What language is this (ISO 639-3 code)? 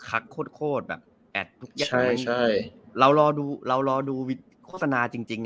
tha